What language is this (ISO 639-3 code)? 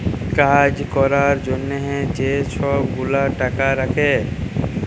ben